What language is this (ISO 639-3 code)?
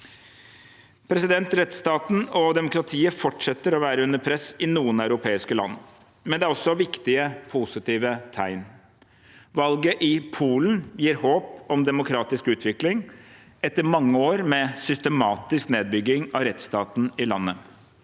nor